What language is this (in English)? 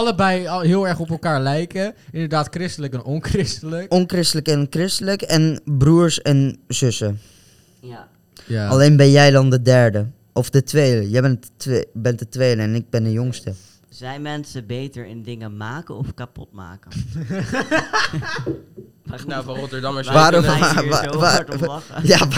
Dutch